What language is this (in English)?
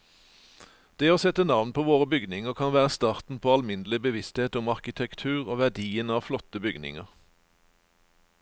Norwegian